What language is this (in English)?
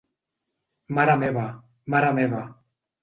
Catalan